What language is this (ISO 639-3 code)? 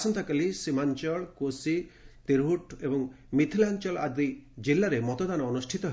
ori